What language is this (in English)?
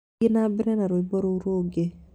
Kikuyu